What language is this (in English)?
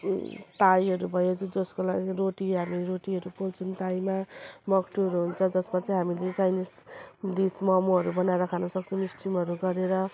Nepali